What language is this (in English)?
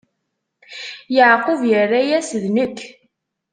Kabyle